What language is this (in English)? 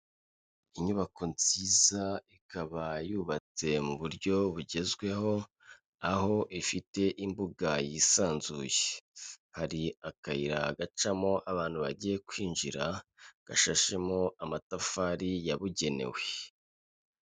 Kinyarwanda